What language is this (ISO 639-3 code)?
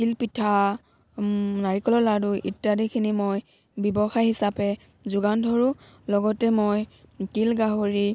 asm